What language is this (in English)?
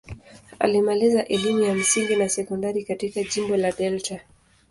Swahili